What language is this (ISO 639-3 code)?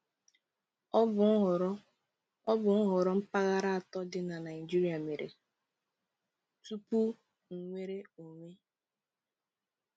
ibo